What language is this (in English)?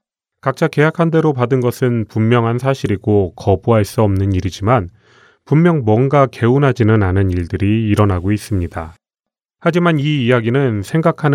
Korean